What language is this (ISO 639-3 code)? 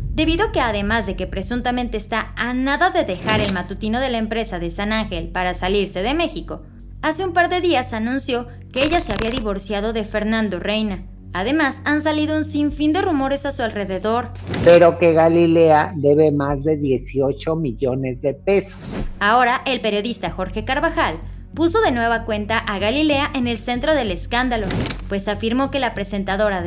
spa